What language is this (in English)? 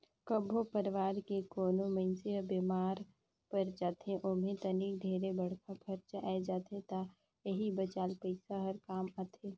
Chhattisgarhi